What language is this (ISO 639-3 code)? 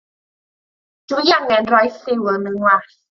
cym